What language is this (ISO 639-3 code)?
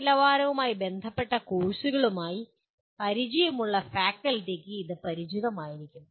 mal